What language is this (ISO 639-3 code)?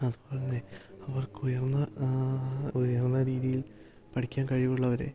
mal